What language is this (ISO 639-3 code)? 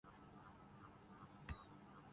urd